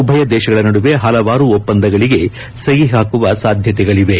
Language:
Kannada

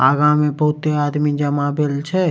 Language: Maithili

